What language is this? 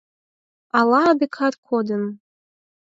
Mari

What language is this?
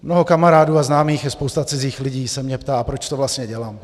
Czech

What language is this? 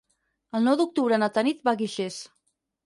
Catalan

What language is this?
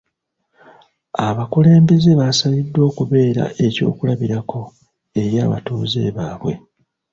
Ganda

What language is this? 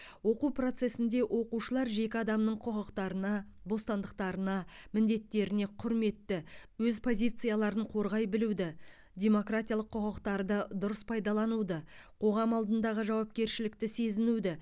Kazakh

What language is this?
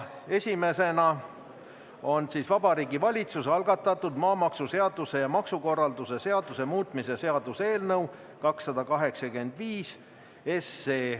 Estonian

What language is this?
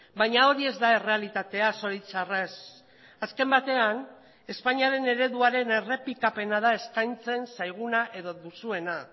Basque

